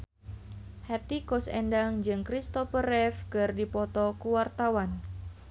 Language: Sundanese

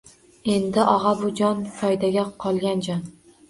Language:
Uzbek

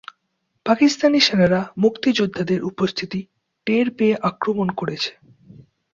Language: Bangla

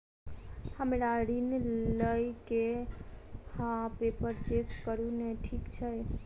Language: Maithili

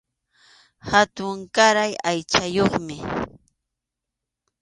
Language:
Arequipa-La Unión Quechua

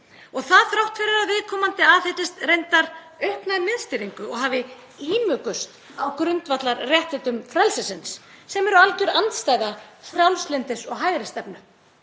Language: Icelandic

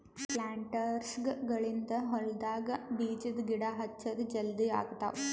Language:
Kannada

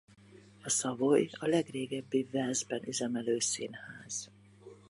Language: Hungarian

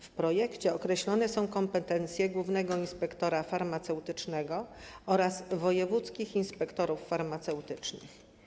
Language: Polish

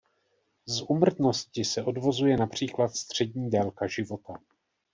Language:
Czech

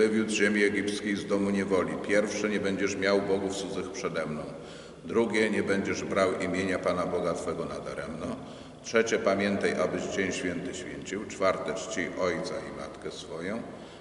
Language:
Polish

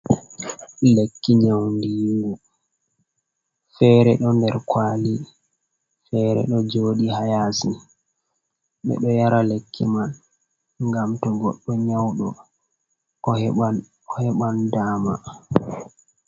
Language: Fula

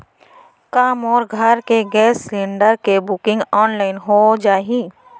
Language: Chhattisgarhi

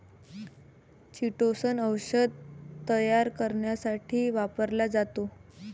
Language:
Marathi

